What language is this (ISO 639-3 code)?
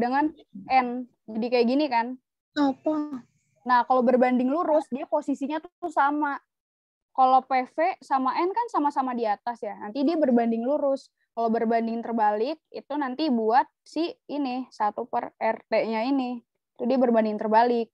ind